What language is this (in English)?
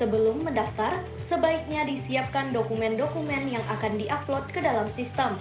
Indonesian